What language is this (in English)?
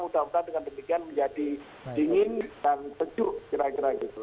Indonesian